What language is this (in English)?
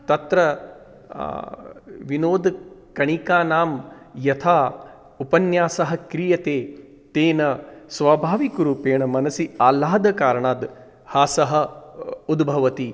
Sanskrit